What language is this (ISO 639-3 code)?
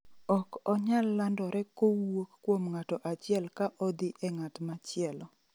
luo